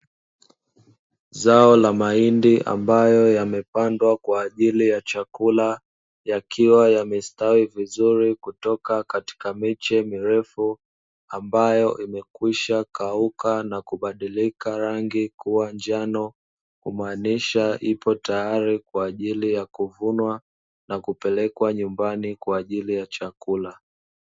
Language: Swahili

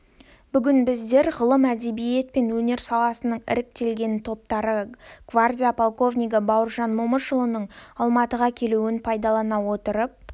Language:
Kazakh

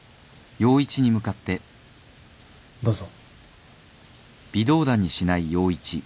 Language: Japanese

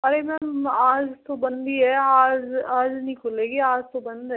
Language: Hindi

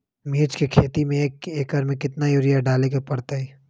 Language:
Magahi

